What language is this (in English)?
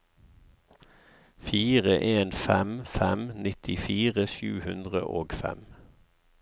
Norwegian